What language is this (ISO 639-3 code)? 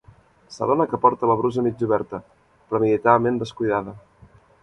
cat